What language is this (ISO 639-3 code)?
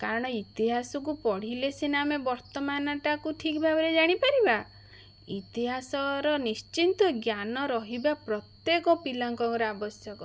ori